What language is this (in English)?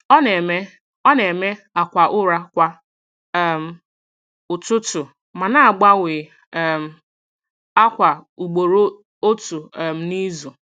Igbo